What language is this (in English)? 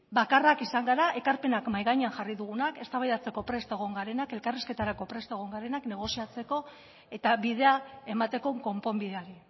Basque